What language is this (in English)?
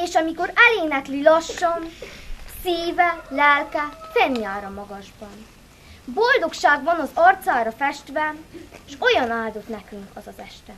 Hungarian